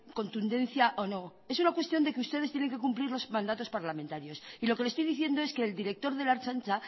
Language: Spanish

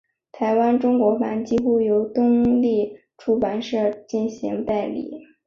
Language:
Chinese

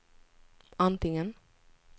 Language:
Swedish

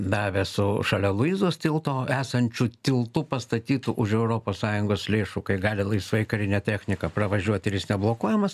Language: Lithuanian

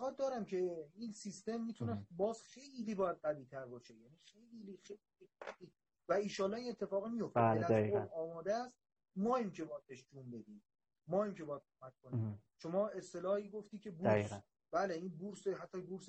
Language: Persian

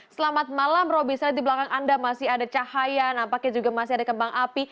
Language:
Indonesian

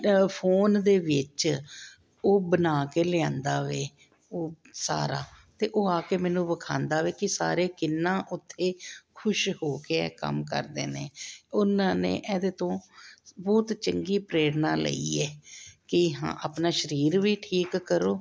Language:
Punjabi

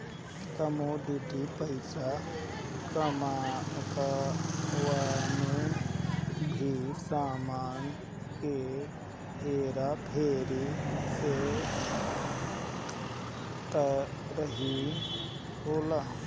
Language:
Bhojpuri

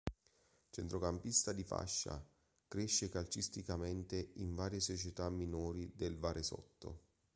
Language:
Italian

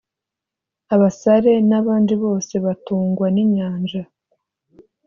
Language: Kinyarwanda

